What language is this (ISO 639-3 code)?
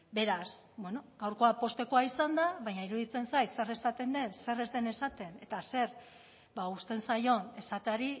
eus